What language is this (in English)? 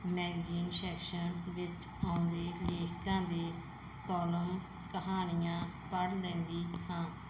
Punjabi